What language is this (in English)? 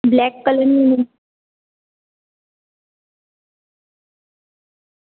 Gujarati